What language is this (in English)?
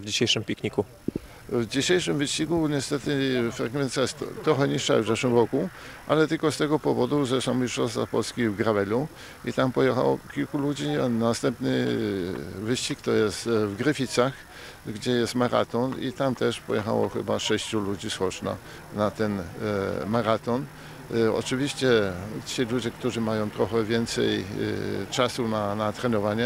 Polish